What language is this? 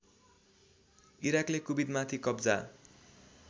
Nepali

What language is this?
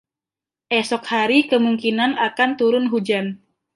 Indonesian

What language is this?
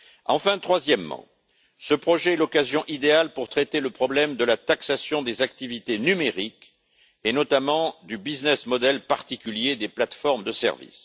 French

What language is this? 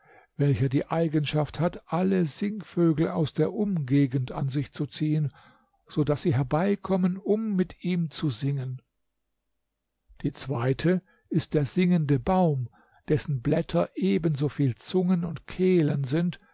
German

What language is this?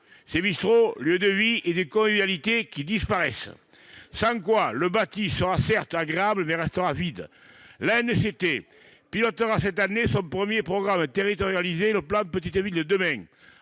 French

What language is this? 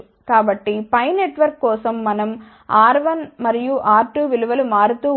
Telugu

